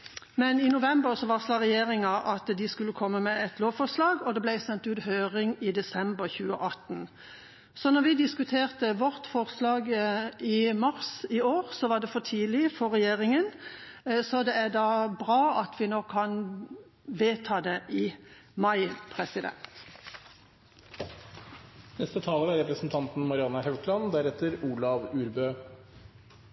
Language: Norwegian Nynorsk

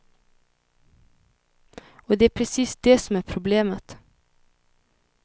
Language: Swedish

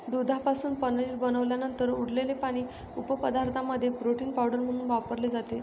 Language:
Marathi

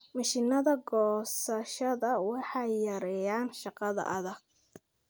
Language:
Somali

